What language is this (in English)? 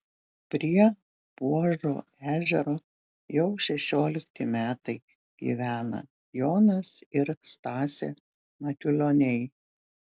Lithuanian